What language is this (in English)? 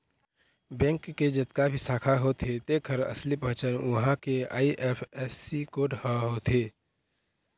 Chhattisgarhi